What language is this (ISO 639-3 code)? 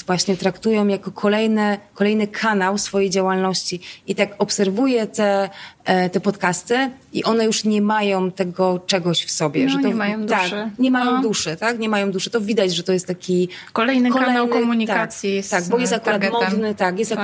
pol